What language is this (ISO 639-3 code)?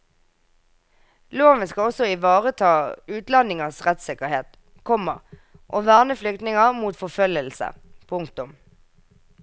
nor